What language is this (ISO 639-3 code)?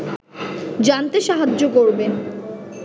ben